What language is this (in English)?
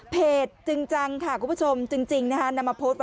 Thai